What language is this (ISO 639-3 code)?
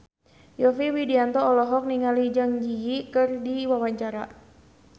sun